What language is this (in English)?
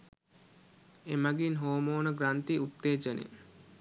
Sinhala